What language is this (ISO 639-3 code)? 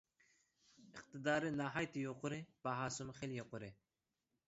uig